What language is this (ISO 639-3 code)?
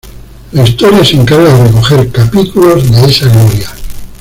spa